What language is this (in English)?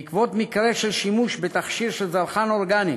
Hebrew